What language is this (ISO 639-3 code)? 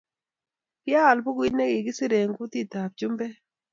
kln